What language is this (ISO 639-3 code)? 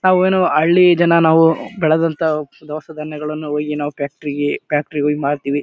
kan